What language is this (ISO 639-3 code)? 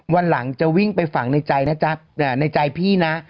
tha